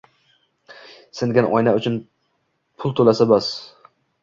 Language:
Uzbek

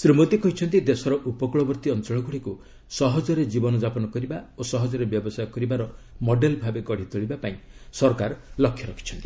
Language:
Odia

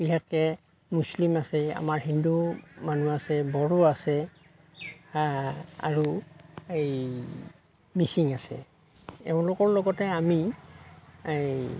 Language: Assamese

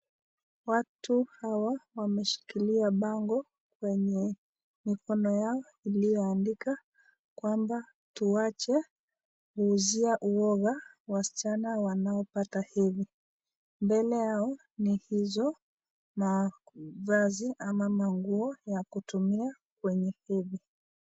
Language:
Swahili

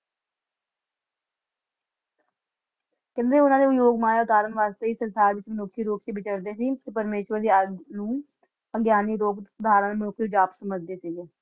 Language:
Punjabi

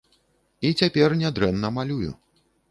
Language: Belarusian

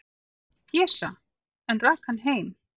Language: Icelandic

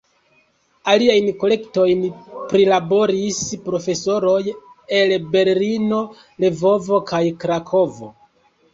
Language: Esperanto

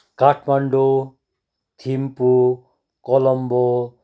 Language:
Nepali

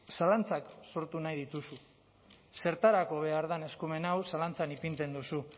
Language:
Basque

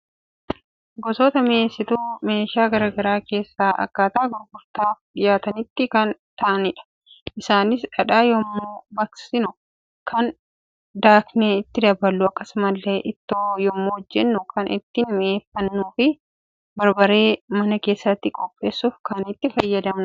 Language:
Oromo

